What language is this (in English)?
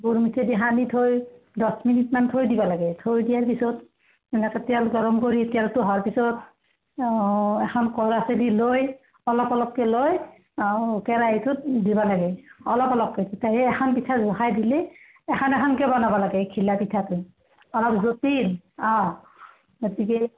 Assamese